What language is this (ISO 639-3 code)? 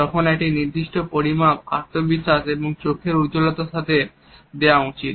ben